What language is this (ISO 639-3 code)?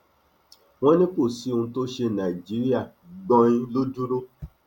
yor